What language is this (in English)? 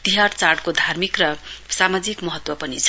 Nepali